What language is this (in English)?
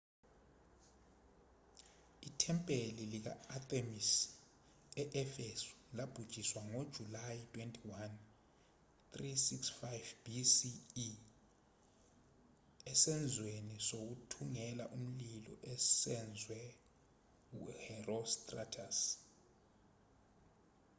Zulu